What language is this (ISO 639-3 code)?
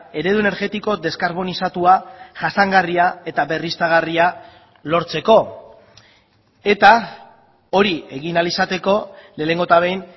eus